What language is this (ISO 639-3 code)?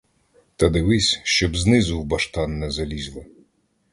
ukr